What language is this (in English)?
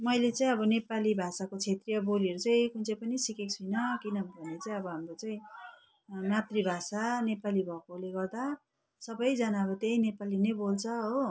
Nepali